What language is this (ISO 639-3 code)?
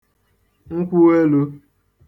ibo